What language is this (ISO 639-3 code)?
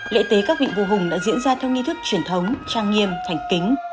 vie